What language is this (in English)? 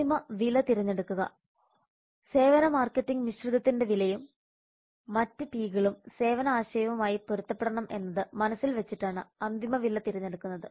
Malayalam